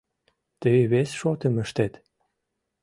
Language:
Mari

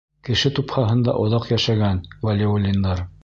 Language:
Bashkir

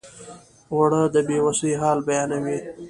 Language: Pashto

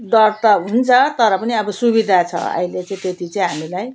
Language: Nepali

